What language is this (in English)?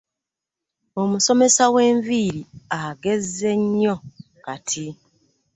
Ganda